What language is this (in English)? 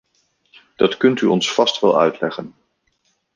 Dutch